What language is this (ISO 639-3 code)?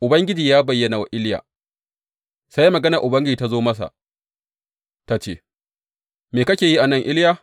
hau